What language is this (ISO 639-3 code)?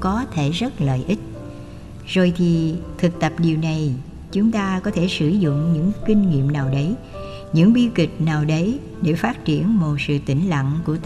vie